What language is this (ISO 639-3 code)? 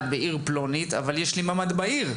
heb